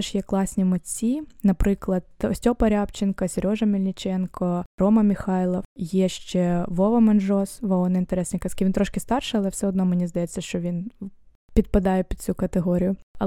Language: Ukrainian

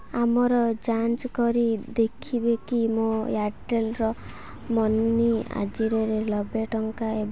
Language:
Odia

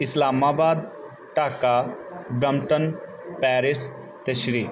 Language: Punjabi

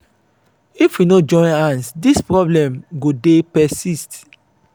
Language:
Nigerian Pidgin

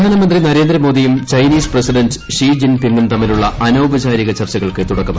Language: Malayalam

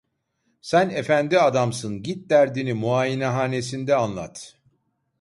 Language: Turkish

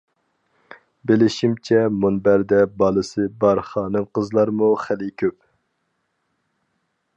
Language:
Uyghur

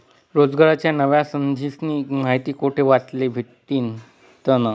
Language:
Marathi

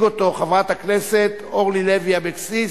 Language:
Hebrew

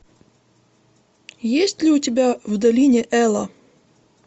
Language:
Russian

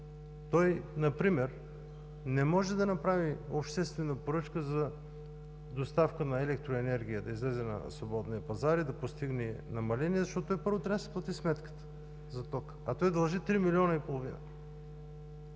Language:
Bulgarian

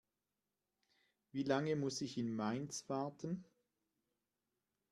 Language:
German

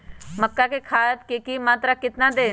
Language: Magahi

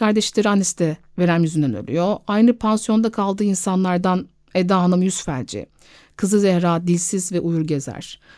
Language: Turkish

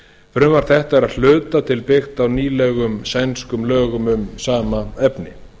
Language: Icelandic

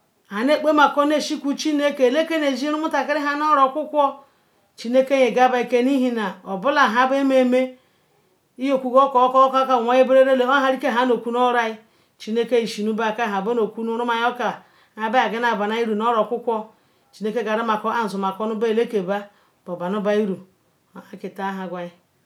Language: Ikwere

